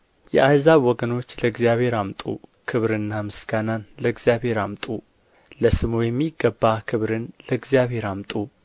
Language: Amharic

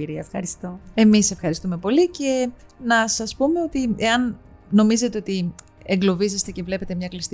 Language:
Greek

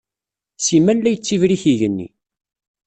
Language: Kabyle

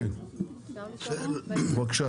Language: Hebrew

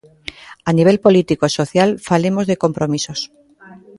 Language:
Galician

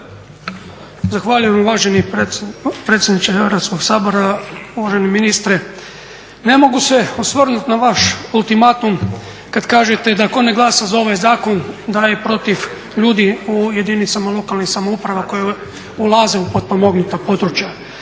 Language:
Croatian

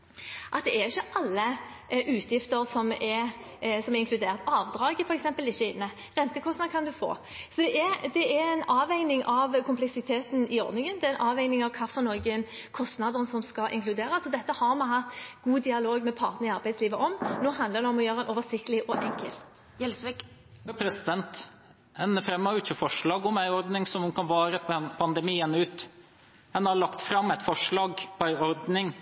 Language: Norwegian Bokmål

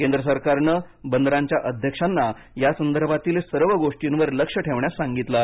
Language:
Marathi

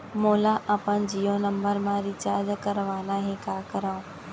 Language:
Chhattisgarhi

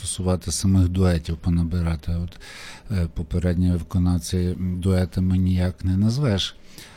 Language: Ukrainian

